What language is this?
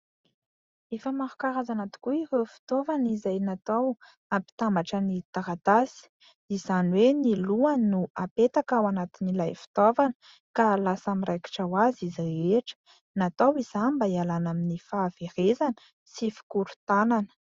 Malagasy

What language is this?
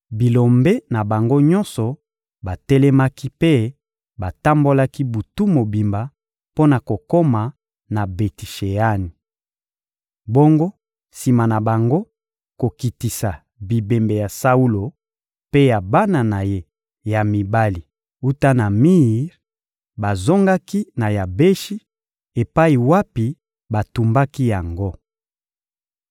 Lingala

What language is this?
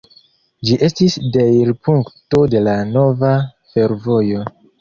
Esperanto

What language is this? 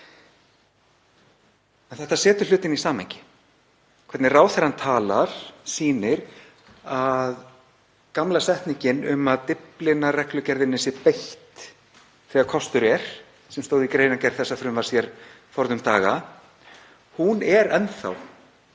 Icelandic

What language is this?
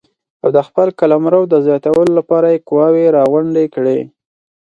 Pashto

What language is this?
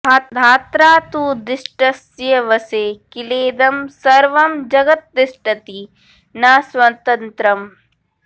Sanskrit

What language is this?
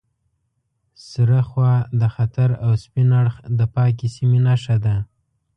Pashto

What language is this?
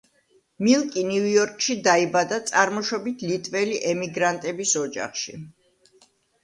Georgian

